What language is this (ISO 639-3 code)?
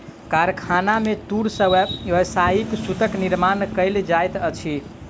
mai